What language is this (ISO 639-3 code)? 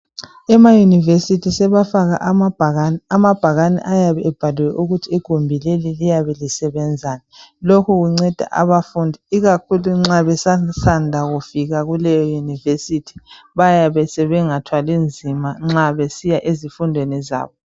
nde